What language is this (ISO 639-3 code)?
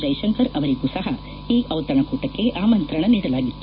kan